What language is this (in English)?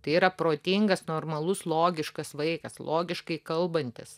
Lithuanian